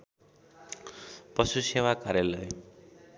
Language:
Nepali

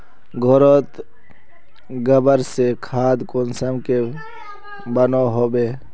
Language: Magahi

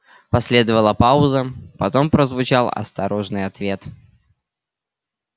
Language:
Russian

